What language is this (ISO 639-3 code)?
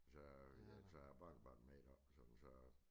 dan